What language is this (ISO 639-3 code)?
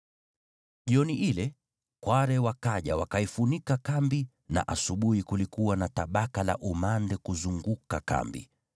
swa